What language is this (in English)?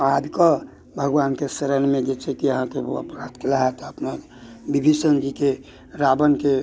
Maithili